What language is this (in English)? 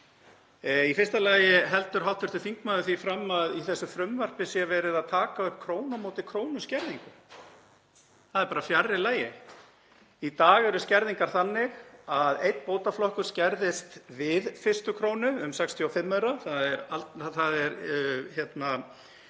Icelandic